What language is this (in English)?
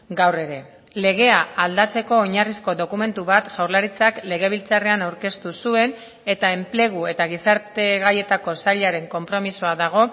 Basque